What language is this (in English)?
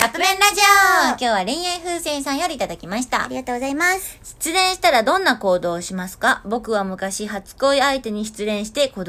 Japanese